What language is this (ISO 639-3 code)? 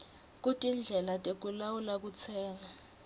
ssw